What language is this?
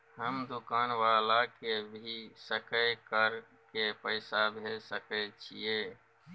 Maithili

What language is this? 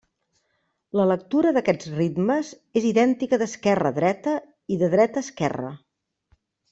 Catalan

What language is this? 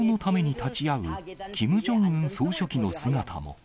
Japanese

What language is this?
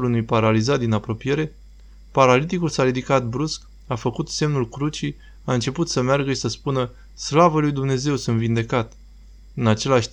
Romanian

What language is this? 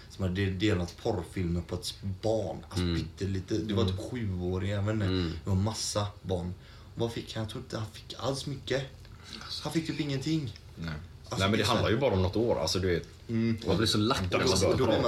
Swedish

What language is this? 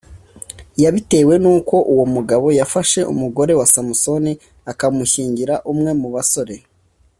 Kinyarwanda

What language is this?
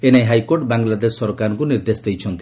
Odia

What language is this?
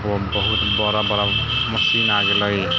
Maithili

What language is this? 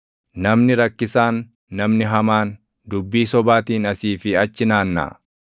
Oromo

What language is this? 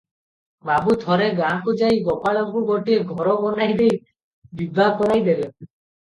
Odia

